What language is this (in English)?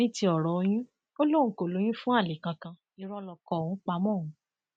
Yoruba